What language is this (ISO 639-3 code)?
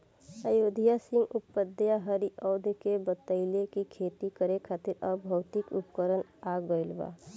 bho